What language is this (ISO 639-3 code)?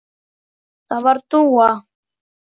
isl